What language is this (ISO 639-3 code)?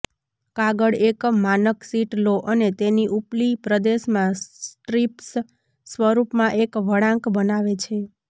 guj